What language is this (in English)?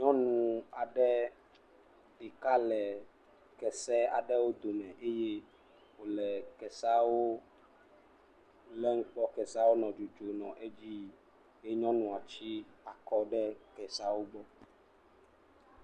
Ewe